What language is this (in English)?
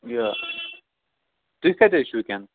Kashmiri